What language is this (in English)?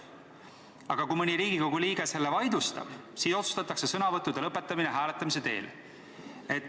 Estonian